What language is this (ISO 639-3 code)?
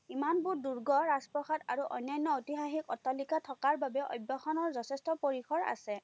asm